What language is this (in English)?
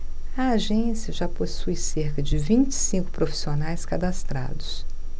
Portuguese